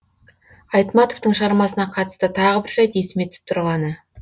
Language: Kazakh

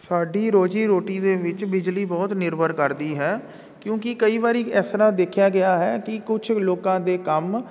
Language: Punjabi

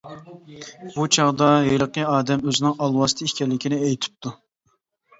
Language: Uyghur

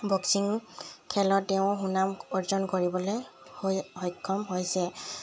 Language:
Assamese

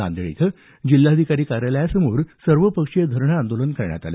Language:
Marathi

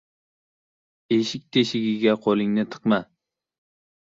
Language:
Uzbek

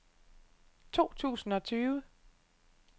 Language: Danish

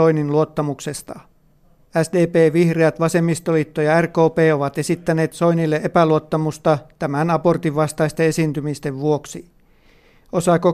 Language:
Finnish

